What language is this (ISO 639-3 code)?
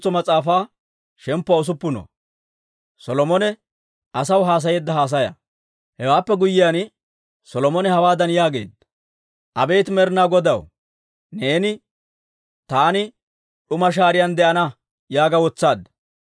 dwr